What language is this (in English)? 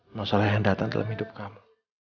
Indonesian